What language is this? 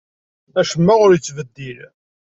Kabyle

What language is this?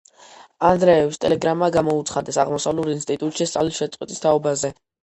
Georgian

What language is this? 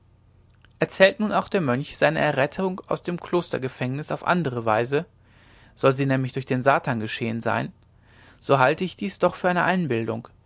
German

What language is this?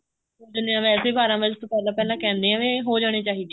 Punjabi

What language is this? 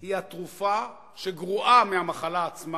Hebrew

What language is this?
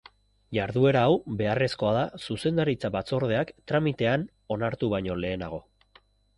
Basque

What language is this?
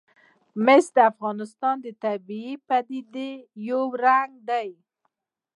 Pashto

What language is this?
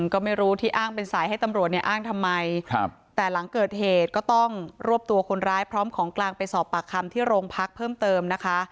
Thai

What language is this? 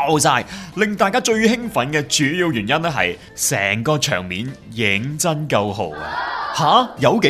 Chinese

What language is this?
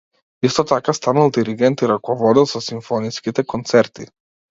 Macedonian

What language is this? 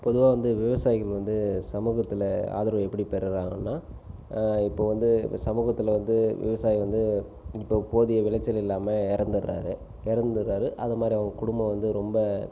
Tamil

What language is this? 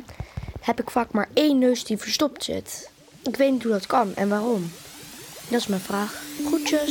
Dutch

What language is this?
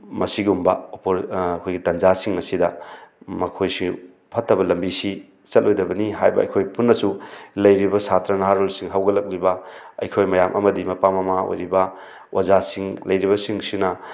Manipuri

